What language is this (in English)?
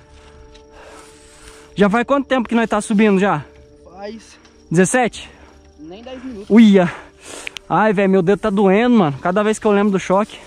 Portuguese